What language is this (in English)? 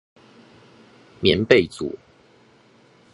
Chinese